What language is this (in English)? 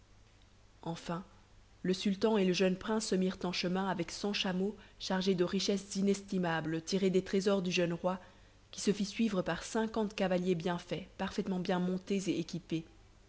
French